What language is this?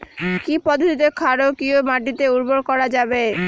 Bangla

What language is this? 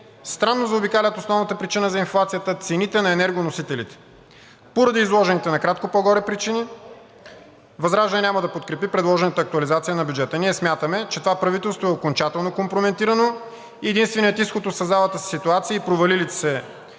Bulgarian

